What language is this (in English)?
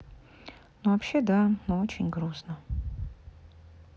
Russian